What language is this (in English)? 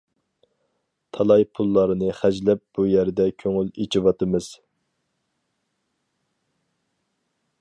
Uyghur